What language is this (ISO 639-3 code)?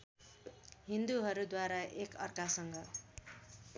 nep